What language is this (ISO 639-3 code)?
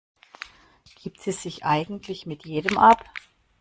deu